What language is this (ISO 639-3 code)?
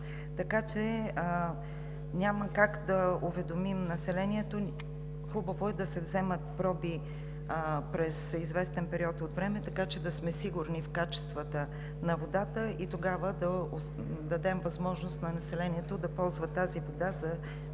bul